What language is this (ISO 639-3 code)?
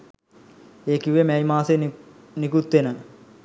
sin